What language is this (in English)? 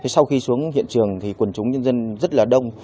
Vietnamese